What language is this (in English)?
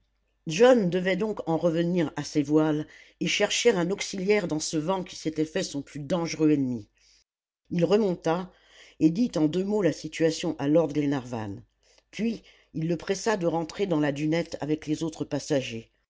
French